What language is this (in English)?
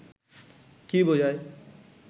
Bangla